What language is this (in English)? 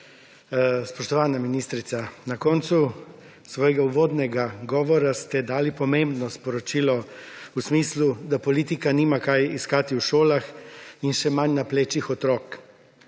Slovenian